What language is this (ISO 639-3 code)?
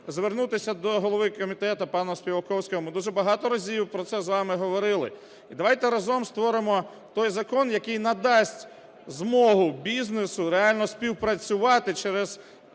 ukr